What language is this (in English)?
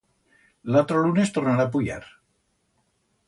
Aragonese